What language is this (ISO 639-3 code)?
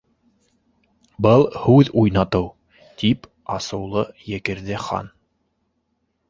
bak